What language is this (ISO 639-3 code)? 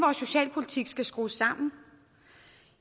dan